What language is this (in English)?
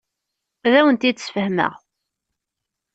Kabyle